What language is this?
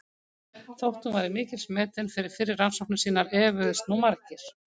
Icelandic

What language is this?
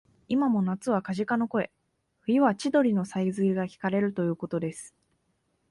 Japanese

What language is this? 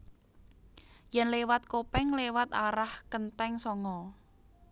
Javanese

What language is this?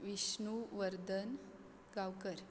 Konkani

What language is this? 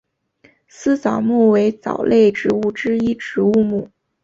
Chinese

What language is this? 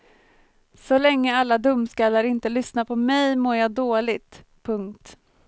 Swedish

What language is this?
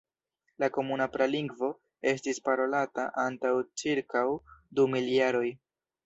Esperanto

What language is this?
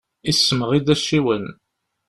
Kabyle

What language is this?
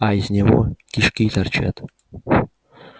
Russian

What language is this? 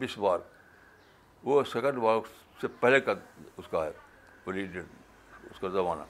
Urdu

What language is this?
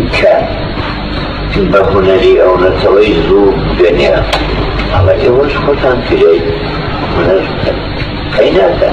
Arabic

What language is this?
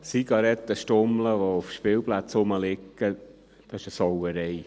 Swiss German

